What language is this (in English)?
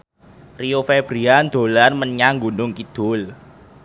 Javanese